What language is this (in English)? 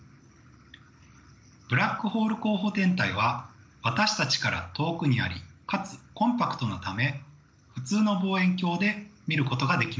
Japanese